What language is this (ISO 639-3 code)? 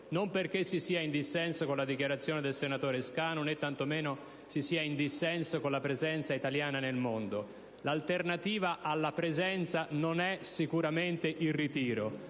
ita